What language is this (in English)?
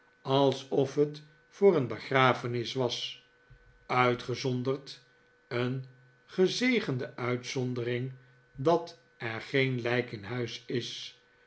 Dutch